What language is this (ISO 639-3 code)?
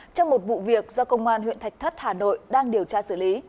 vie